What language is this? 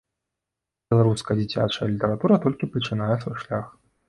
Belarusian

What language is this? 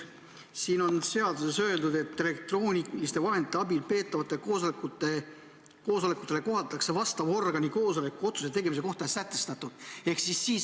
Estonian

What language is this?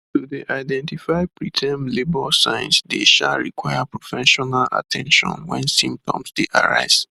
Nigerian Pidgin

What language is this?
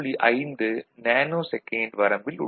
Tamil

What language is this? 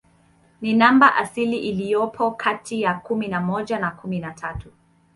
Swahili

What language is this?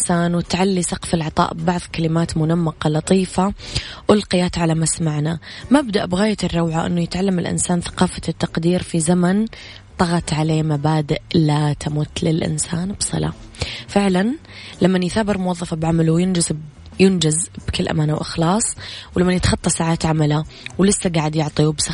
Arabic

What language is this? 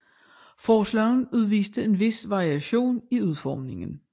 Danish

